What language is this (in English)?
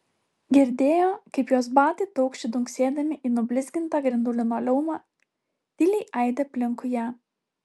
Lithuanian